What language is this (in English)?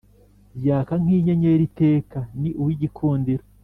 Kinyarwanda